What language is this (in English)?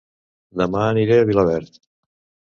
Catalan